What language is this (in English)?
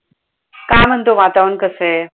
Marathi